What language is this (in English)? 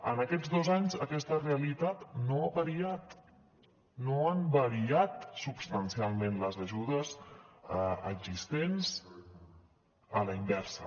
Catalan